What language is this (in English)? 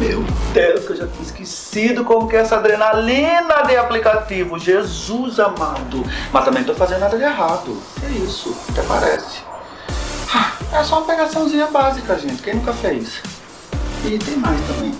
Portuguese